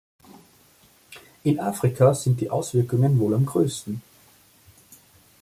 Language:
German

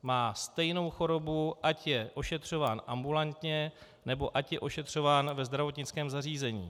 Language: Czech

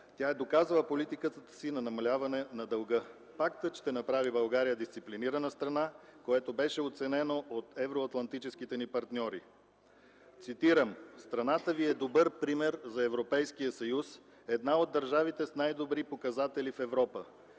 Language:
Bulgarian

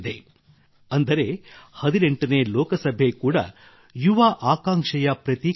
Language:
Kannada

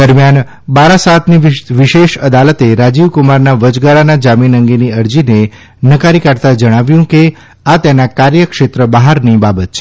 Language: Gujarati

